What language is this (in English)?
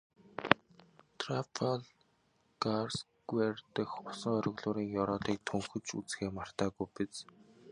Mongolian